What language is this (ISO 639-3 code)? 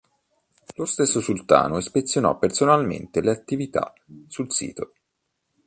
ita